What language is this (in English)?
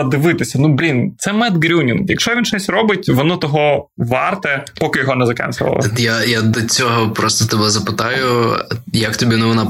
Ukrainian